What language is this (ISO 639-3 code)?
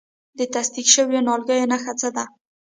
pus